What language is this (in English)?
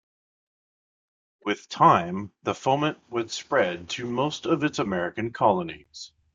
English